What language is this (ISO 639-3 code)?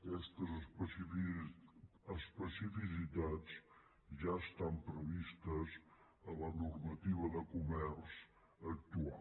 cat